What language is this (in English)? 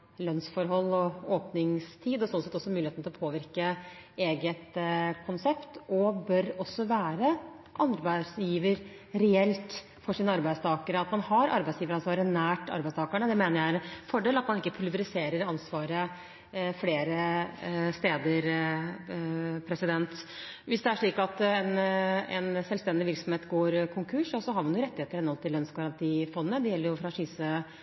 Norwegian Bokmål